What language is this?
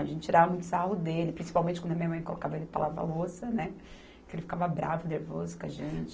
Portuguese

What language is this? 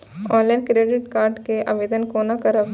Maithili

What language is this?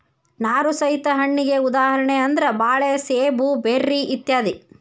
Kannada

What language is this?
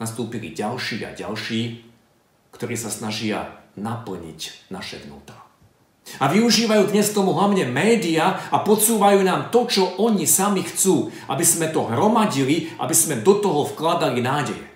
Slovak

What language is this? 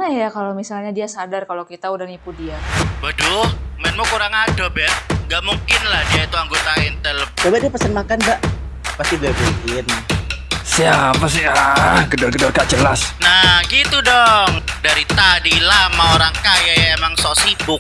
Indonesian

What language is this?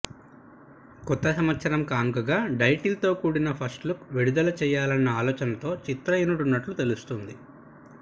Telugu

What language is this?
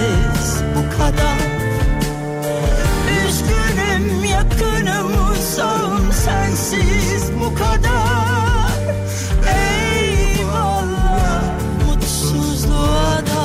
Turkish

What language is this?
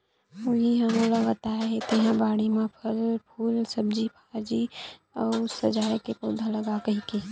Chhattisgarhi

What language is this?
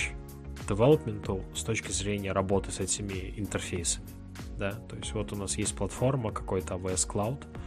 Russian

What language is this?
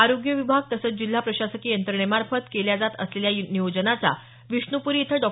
Marathi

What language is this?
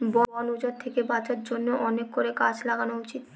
Bangla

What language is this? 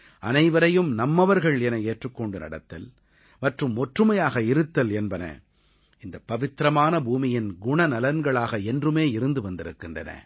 Tamil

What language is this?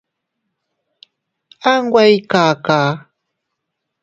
Teutila Cuicatec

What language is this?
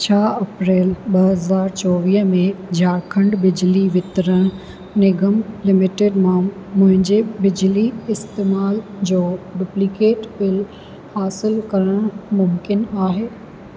Sindhi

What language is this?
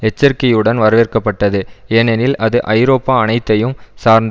Tamil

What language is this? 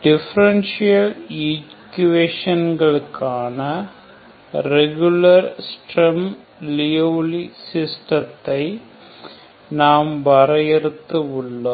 Tamil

